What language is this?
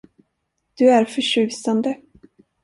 Swedish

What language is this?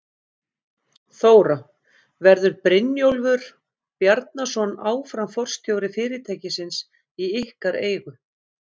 Icelandic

